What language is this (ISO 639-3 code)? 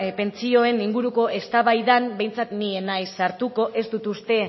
eus